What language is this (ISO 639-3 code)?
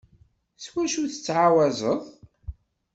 kab